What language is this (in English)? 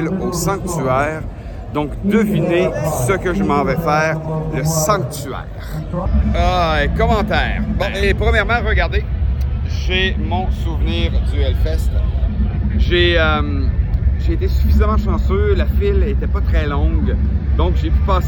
French